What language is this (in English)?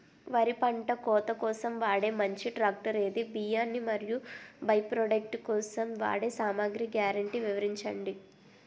Telugu